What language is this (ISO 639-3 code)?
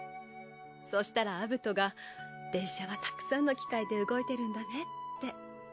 jpn